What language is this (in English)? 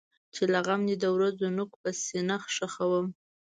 Pashto